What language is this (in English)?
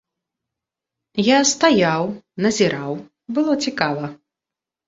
Belarusian